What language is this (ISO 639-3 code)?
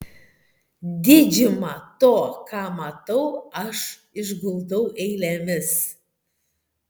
lit